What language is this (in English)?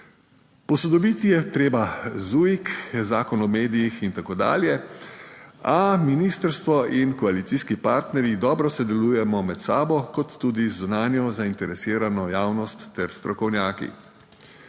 Slovenian